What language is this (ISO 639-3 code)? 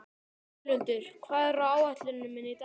isl